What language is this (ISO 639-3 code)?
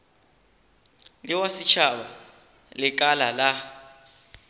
nso